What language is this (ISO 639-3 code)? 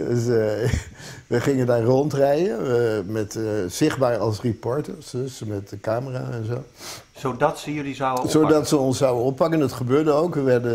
nld